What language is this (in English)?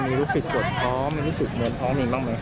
Thai